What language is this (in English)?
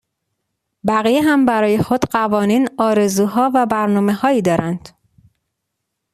Persian